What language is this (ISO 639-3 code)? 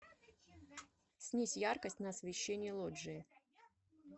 rus